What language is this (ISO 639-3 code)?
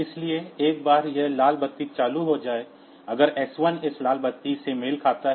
hin